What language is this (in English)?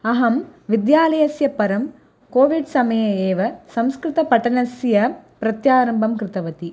Sanskrit